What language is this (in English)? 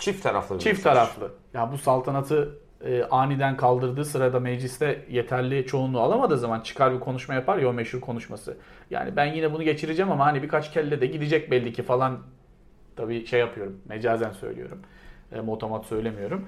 Turkish